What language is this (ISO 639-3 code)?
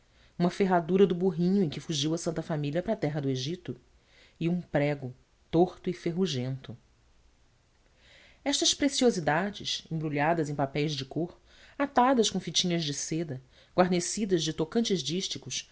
por